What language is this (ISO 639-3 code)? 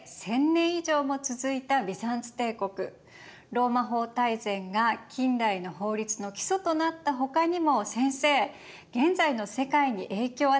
jpn